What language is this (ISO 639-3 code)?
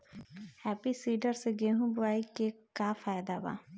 bho